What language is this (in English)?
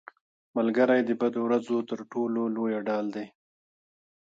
Pashto